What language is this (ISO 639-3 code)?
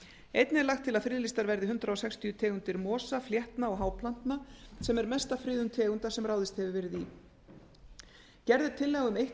isl